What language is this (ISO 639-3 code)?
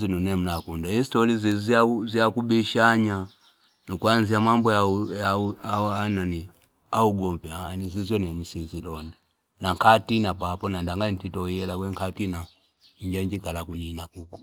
fip